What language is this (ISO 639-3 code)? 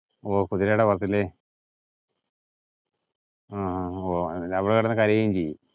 mal